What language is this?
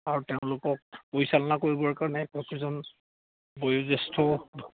Assamese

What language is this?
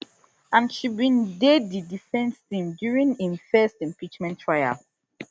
Nigerian Pidgin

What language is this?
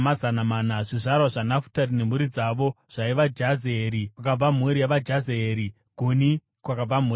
Shona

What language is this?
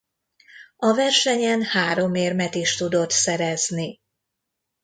Hungarian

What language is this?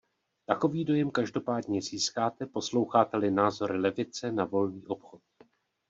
Czech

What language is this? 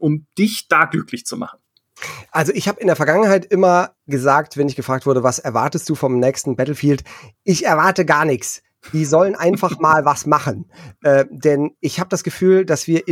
German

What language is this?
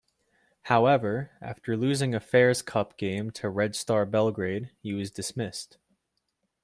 English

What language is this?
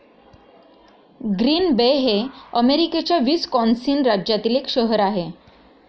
Marathi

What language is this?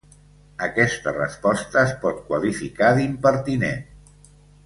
Catalan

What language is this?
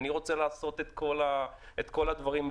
Hebrew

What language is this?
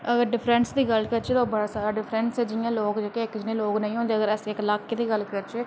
Dogri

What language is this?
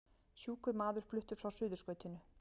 Icelandic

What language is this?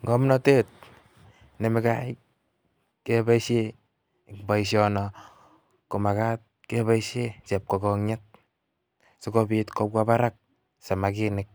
Kalenjin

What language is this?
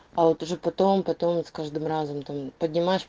Russian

